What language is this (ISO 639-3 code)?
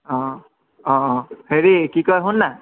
asm